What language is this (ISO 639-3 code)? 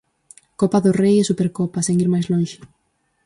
glg